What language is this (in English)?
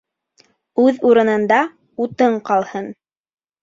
Bashkir